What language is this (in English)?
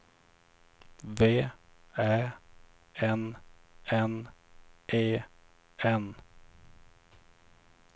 Swedish